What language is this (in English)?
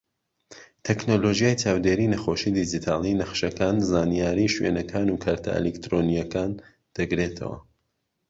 Central Kurdish